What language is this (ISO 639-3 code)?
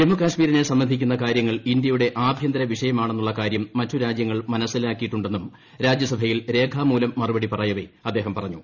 mal